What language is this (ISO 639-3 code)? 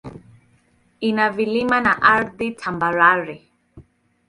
swa